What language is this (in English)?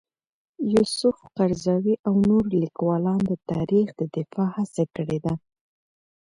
Pashto